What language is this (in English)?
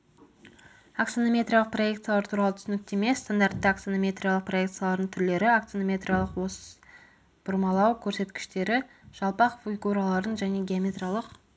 Kazakh